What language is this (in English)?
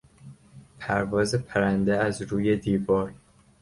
Persian